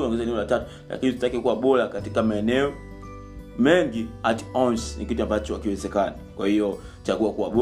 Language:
Swahili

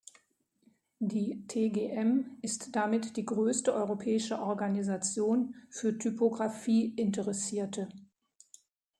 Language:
German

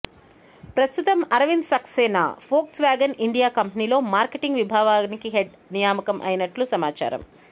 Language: Telugu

